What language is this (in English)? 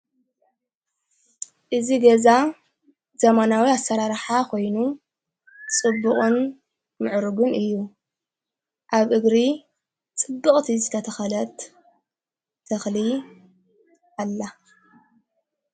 Tigrinya